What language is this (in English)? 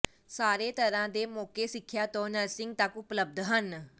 Punjabi